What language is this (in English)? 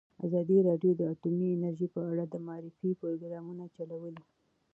Pashto